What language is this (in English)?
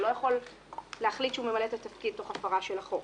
Hebrew